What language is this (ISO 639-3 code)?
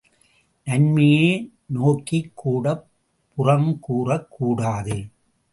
tam